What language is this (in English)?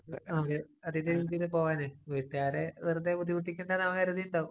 Malayalam